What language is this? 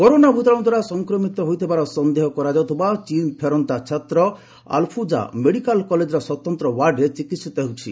Odia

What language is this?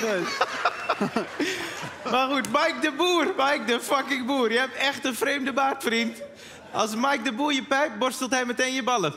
Dutch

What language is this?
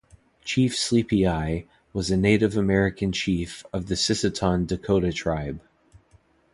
English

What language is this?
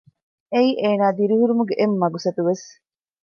Divehi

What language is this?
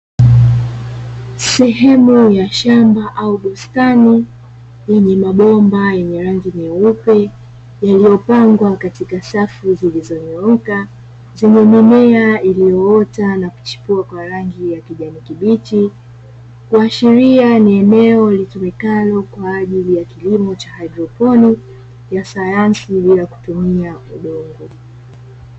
Swahili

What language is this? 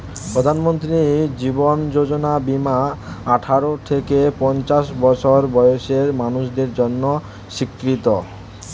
Bangla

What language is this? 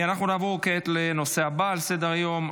Hebrew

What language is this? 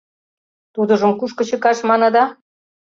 Mari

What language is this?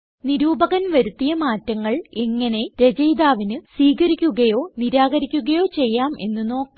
Malayalam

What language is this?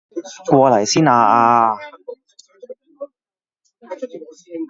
Cantonese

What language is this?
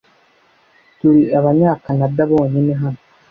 Kinyarwanda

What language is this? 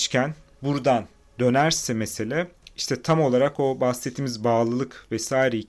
Turkish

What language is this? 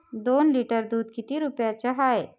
Marathi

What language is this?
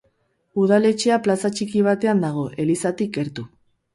Basque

